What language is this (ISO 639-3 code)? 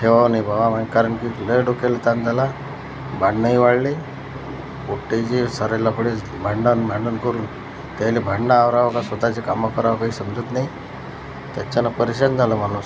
mar